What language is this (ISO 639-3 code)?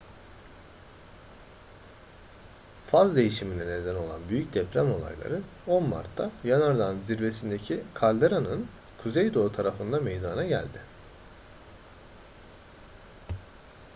tur